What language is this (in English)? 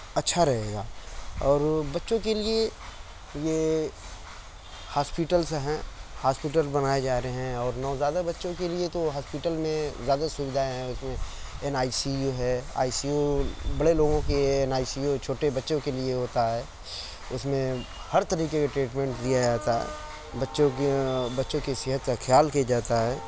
Urdu